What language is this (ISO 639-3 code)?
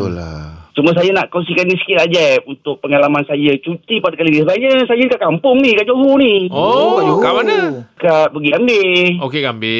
msa